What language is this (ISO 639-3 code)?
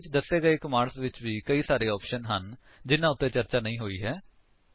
pan